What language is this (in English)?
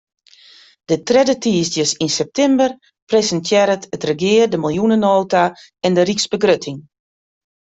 Western Frisian